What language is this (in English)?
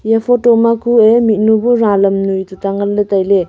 Wancho Naga